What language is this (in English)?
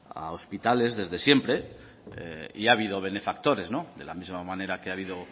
Spanish